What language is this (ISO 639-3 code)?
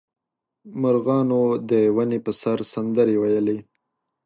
pus